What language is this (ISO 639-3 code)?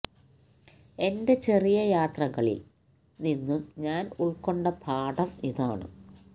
mal